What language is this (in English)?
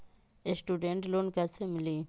Magahi